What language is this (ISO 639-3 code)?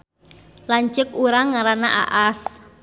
sun